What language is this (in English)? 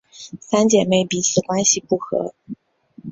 Chinese